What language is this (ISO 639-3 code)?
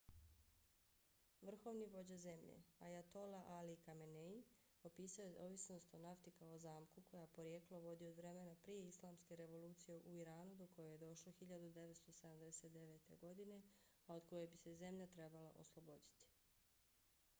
bos